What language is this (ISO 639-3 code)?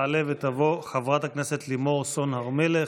heb